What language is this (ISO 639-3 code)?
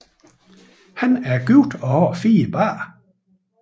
dan